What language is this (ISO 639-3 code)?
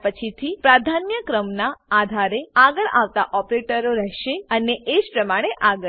guj